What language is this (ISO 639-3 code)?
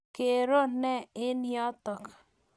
kln